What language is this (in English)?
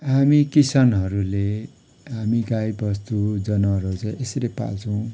Nepali